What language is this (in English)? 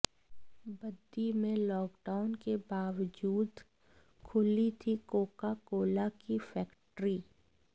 Hindi